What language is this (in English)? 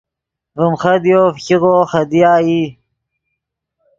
Yidgha